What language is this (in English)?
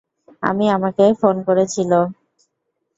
Bangla